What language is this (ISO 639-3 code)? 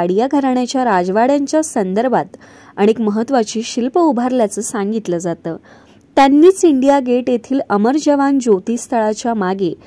mar